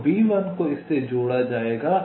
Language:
Hindi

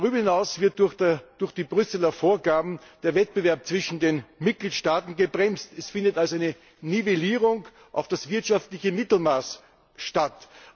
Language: German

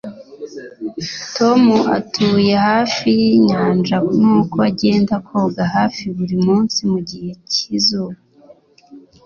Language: Kinyarwanda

